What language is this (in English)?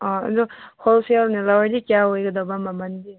Manipuri